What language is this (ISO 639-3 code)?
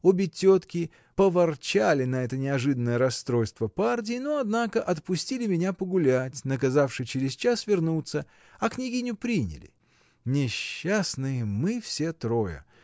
rus